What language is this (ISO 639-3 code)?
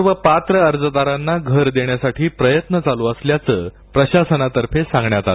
mar